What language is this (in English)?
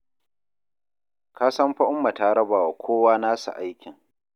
Hausa